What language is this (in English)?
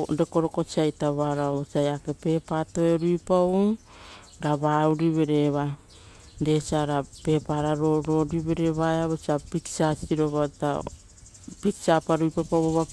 Rotokas